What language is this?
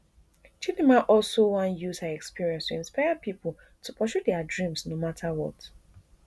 Nigerian Pidgin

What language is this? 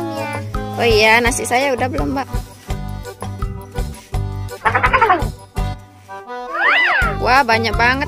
Indonesian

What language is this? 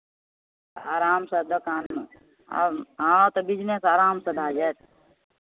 Maithili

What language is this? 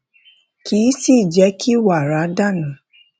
Yoruba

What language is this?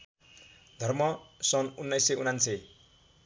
Nepali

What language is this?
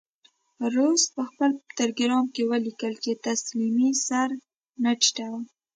Pashto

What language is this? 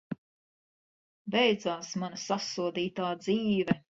Latvian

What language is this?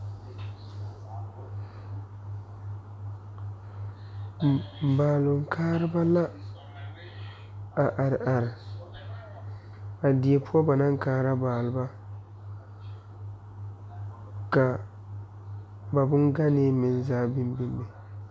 Southern Dagaare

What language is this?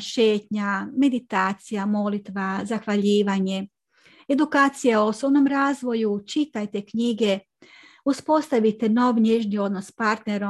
Croatian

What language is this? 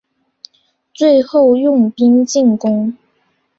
Chinese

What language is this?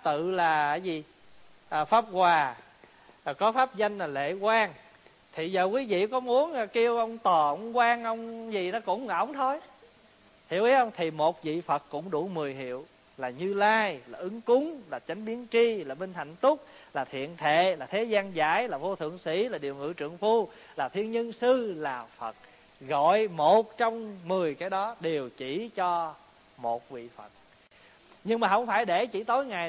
Vietnamese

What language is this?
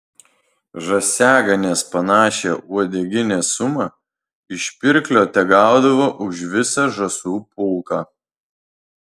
Lithuanian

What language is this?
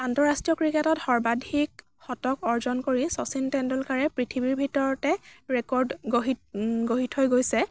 Assamese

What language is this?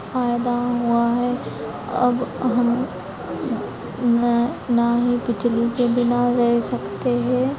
Hindi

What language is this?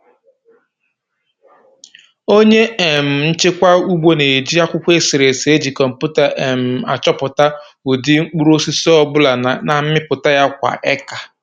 Igbo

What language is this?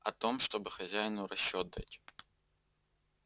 Russian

